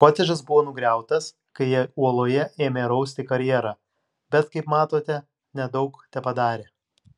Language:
Lithuanian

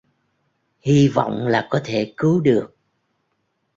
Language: Vietnamese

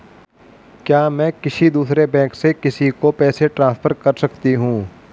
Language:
Hindi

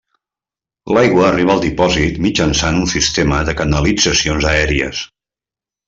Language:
Catalan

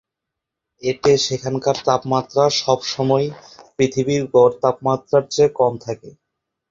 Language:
Bangla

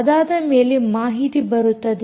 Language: Kannada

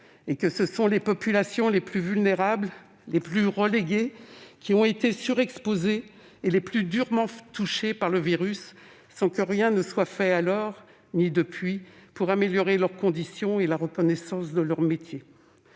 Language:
French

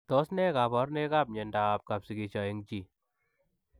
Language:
Kalenjin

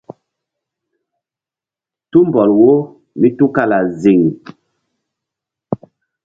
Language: Mbum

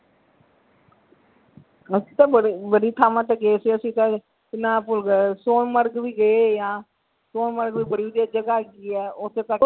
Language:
Punjabi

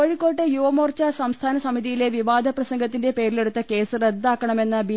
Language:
Malayalam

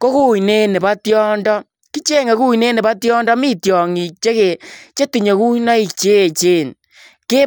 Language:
Kalenjin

